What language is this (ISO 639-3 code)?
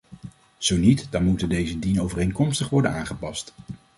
nld